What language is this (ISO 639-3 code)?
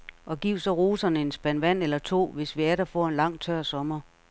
dan